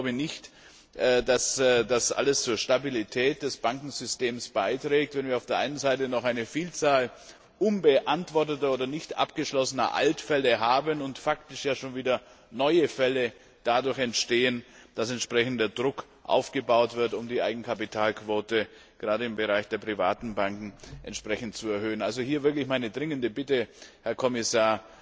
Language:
German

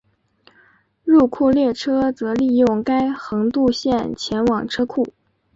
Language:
Chinese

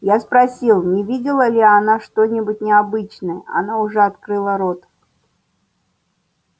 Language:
Russian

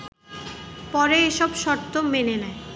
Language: Bangla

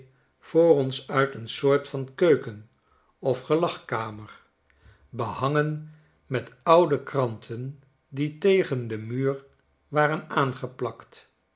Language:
Dutch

